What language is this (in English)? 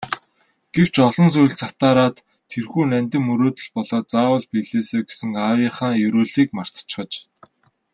Mongolian